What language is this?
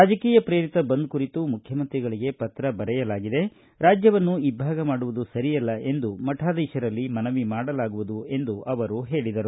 Kannada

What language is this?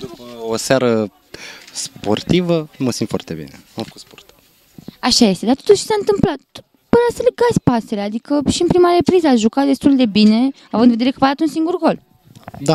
Romanian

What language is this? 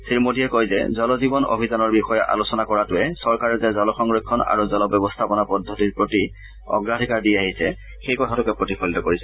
Assamese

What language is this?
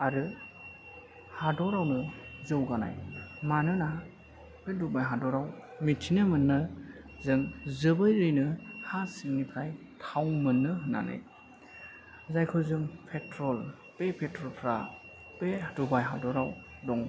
Bodo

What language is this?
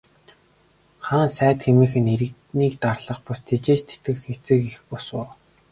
Mongolian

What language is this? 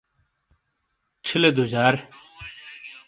Shina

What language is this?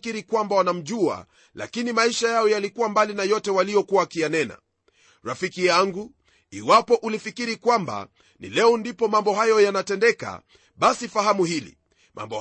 Swahili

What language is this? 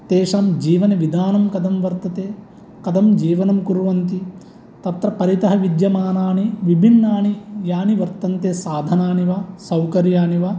Sanskrit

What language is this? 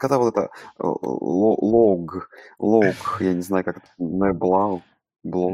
Russian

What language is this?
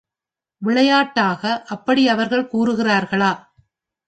Tamil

